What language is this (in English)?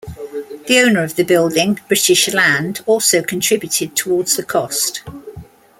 English